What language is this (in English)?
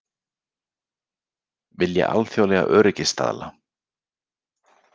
Icelandic